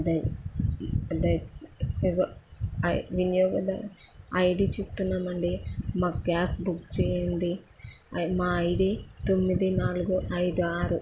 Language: Telugu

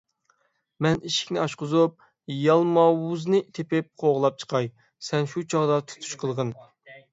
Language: Uyghur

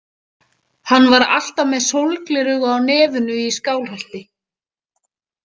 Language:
Icelandic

